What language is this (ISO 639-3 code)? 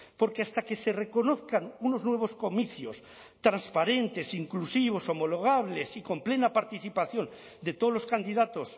spa